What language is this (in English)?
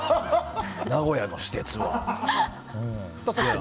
Japanese